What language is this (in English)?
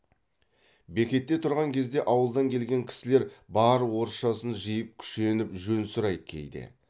Kazakh